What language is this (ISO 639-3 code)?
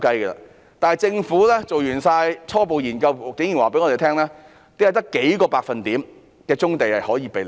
yue